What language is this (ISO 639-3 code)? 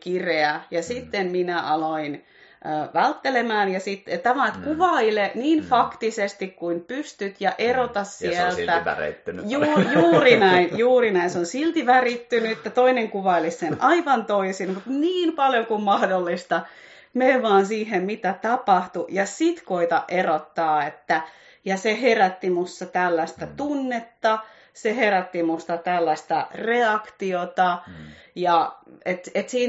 fin